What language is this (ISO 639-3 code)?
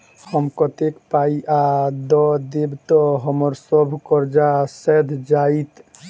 mai